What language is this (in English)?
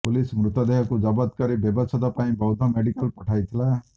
Odia